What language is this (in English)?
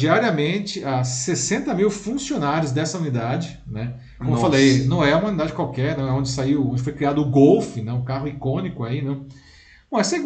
Portuguese